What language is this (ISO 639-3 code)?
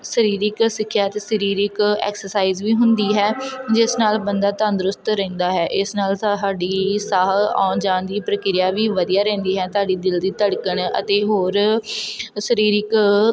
pan